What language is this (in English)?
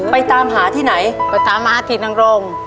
Thai